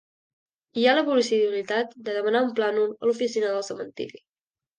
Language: Catalan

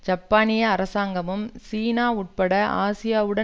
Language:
Tamil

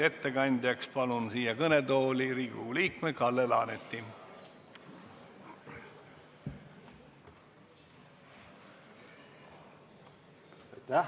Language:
Estonian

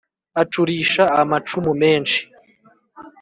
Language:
Kinyarwanda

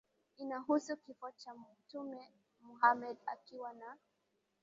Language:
Swahili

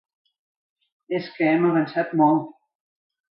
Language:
Catalan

